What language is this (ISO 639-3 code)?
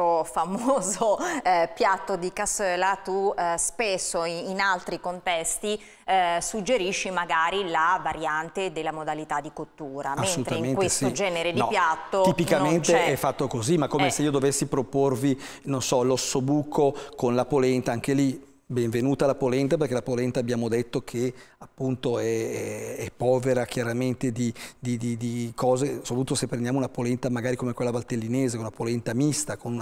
ita